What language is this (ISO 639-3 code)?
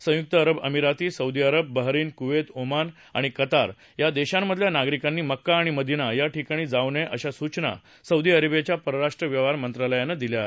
mar